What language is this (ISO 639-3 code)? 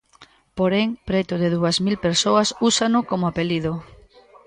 glg